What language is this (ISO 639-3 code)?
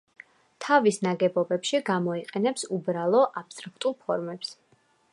kat